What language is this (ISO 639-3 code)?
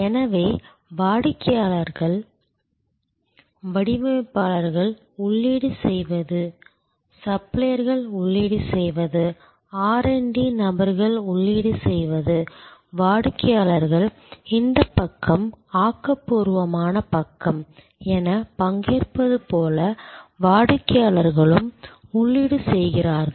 tam